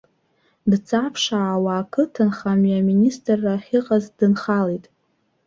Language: Abkhazian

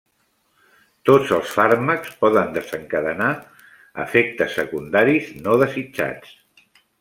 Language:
Catalan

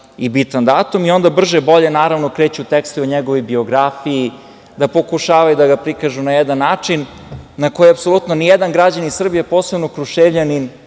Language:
Serbian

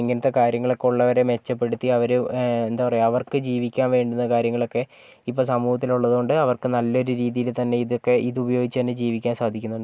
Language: Malayalam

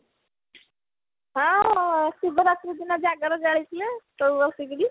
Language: Odia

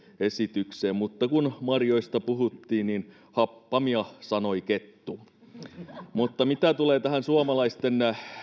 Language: Finnish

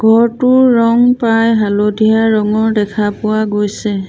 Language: Assamese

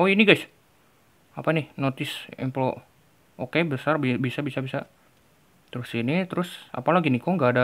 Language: Indonesian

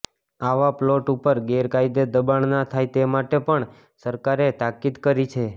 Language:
Gujarati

